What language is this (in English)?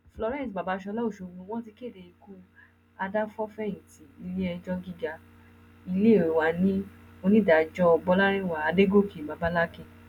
Yoruba